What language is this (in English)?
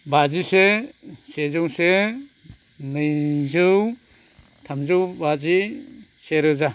Bodo